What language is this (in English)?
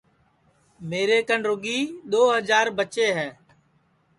Sansi